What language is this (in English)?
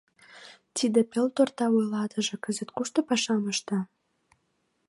Mari